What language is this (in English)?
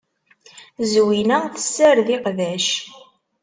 Kabyle